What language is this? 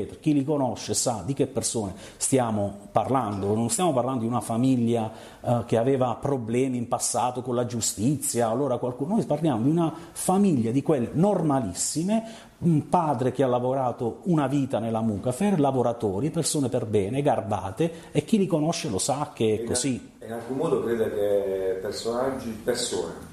Italian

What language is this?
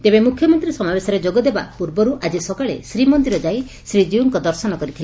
Odia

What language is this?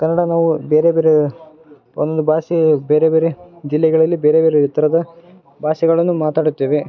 Kannada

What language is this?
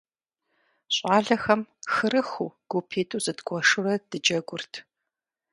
Kabardian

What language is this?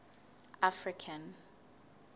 Southern Sotho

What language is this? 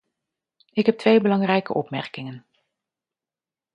Dutch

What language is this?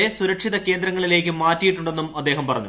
Malayalam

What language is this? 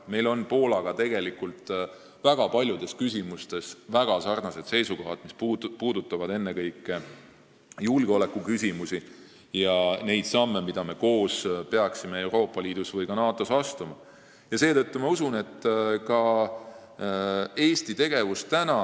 Estonian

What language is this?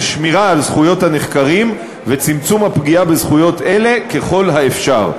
Hebrew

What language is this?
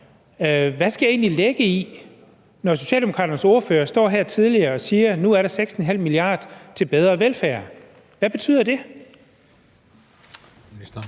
Danish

